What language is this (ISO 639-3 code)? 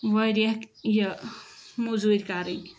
kas